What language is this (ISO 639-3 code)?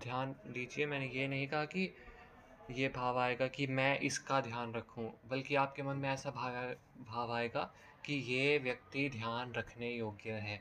hin